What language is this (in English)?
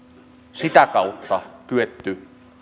Finnish